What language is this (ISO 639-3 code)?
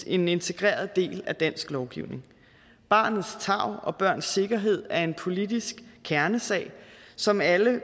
dan